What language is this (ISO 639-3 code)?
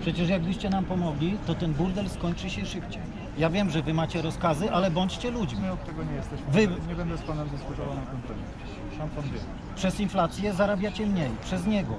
pol